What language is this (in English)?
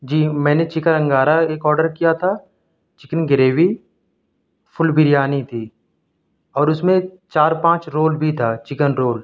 Urdu